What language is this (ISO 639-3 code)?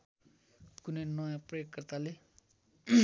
nep